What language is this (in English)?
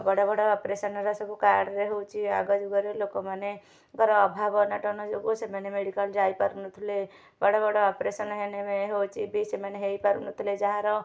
Odia